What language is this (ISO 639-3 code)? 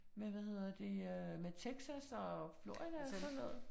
dan